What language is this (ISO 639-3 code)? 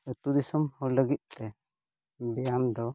sat